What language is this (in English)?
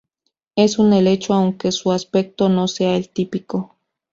Spanish